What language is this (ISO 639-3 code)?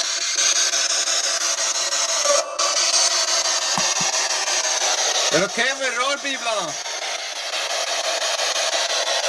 swe